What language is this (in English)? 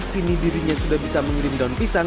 Indonesian